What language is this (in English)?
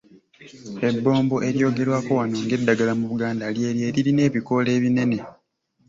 Ganda